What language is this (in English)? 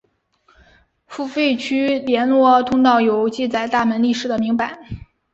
Chinese